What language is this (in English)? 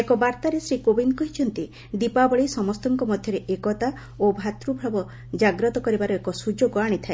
Odia